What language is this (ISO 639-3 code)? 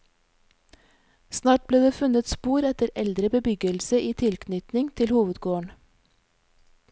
nor